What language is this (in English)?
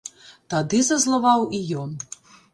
Belarusian